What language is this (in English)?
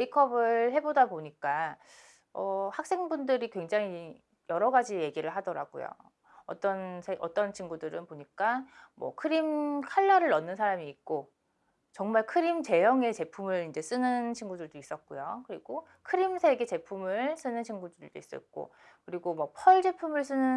Korean